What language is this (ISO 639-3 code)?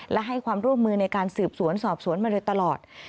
tha